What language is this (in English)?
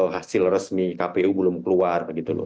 Indonesian